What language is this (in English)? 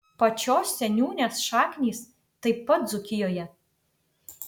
Lithuanian